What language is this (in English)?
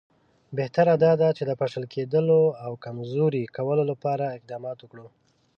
Pashto